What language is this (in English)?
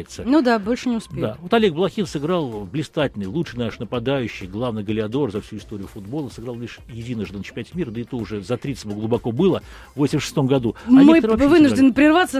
Russian